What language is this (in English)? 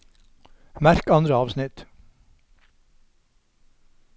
Norwegian